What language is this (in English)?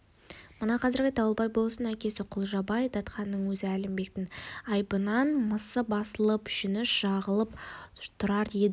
Kazakh